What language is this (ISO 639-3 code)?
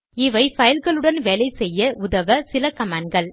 tam